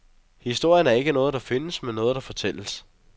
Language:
Danish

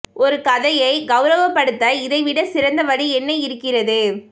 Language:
Tamil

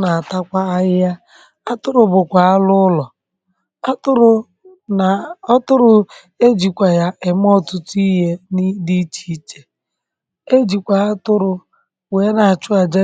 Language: Igbo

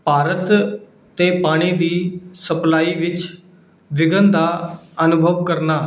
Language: Punjabi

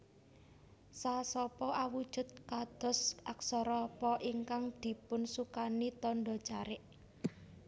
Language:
Javanese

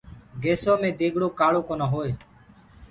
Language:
Gurgula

